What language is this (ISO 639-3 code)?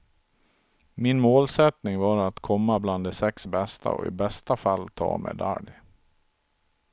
swe